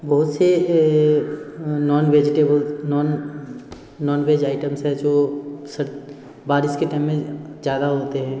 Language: Hindi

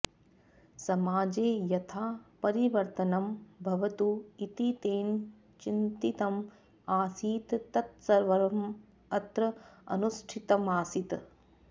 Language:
Sanskrit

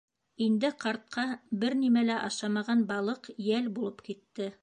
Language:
Bashkir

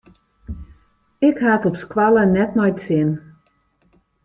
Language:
Western Frisian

